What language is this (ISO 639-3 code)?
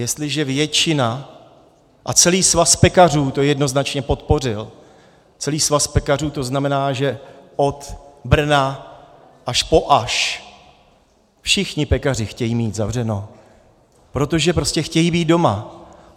ces